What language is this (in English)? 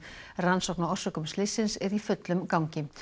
Icelandic